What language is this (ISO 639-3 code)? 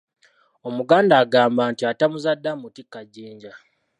lug